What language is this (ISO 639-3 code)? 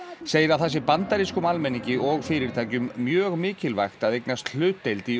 isl